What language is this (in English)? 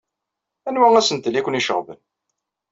Kabyle